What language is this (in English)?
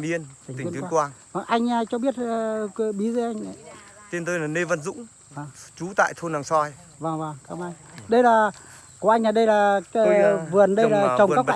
Vietnamese